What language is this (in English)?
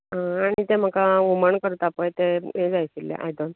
Konkani